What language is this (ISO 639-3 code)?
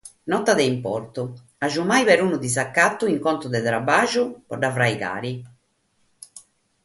srd